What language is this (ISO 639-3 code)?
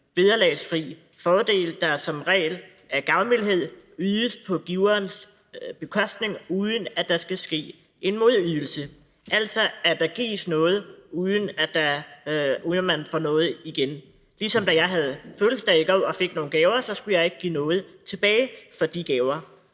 dan